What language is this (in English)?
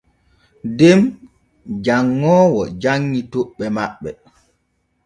Borgu Fulfulde